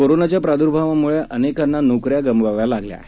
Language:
Marathi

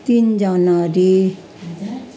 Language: Nepali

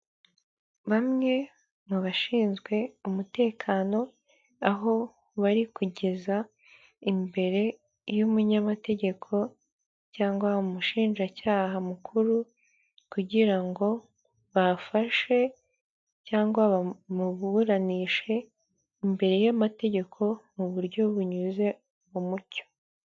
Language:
Kinyarwanda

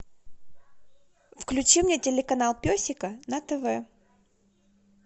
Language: Russian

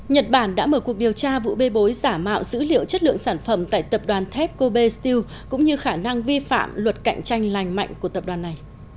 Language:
Vietnamese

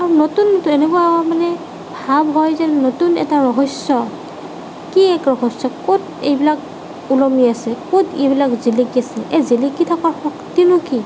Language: Assamese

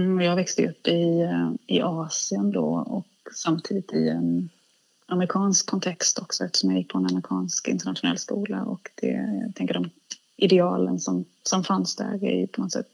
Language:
Swedish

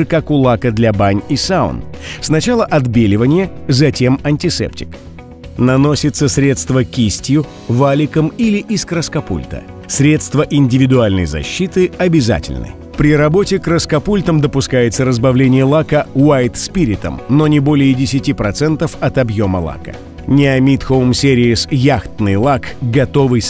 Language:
Russian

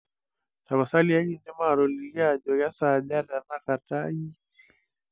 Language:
Masai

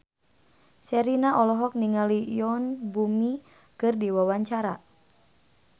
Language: Sundanese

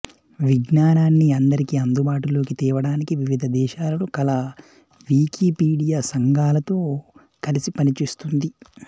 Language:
Telugu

